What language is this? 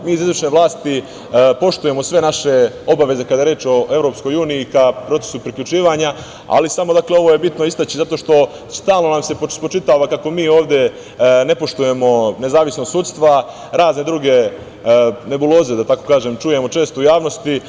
Serbian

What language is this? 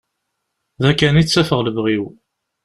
Kabyle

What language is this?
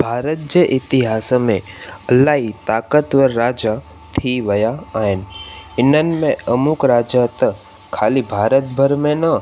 Sindhi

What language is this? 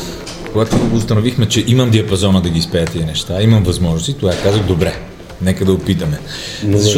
Bulgarian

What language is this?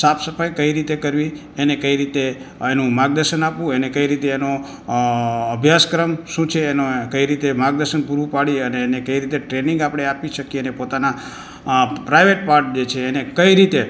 Gujarati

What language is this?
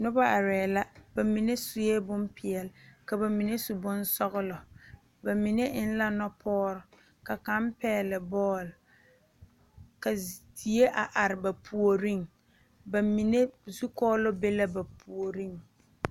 Southern Dagaare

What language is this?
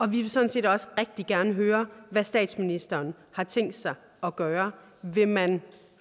Danish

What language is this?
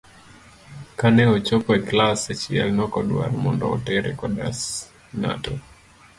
Luo (Kenya and Tanzania)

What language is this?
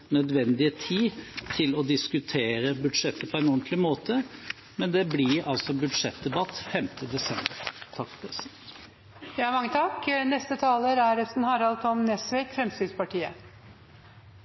Norwegian Bokmål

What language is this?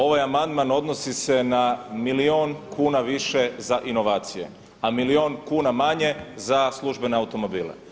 Croatian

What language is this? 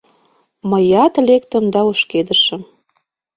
Mari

